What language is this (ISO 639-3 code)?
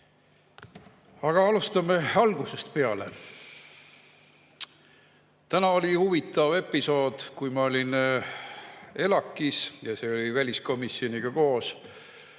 est